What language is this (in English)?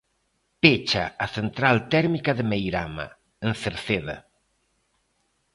Galician